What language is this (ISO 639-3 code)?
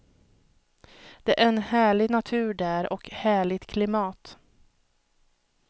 swe